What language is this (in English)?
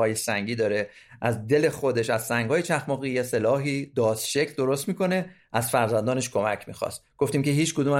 Persian